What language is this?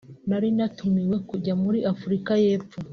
Kinyarwanda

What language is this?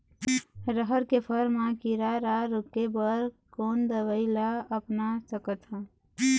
Chhattisgarhi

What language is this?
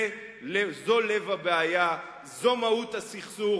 Hebrew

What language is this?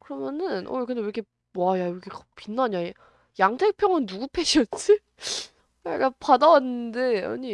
Korean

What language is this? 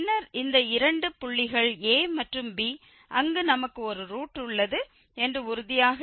Tamil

